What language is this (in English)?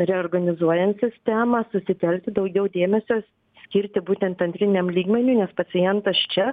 Lithuanian